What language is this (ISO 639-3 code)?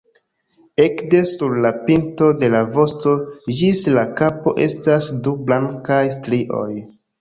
epo